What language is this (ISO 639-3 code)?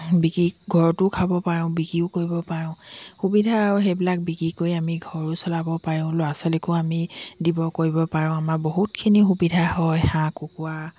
asm